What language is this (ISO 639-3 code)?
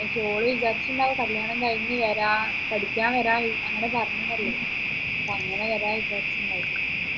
mal